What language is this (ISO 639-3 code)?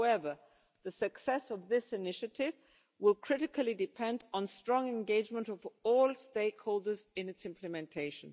eng